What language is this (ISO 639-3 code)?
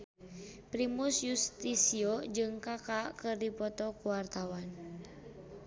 sun